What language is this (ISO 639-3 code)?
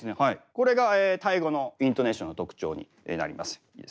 jpn